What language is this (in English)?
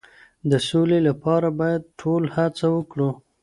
Pashto